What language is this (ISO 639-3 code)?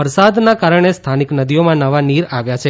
guj